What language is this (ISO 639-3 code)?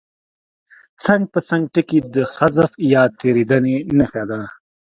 pus